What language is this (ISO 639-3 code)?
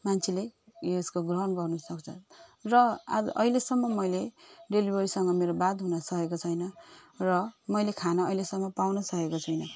nep